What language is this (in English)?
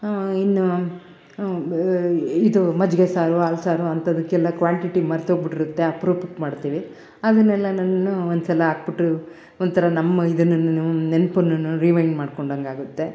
Kannada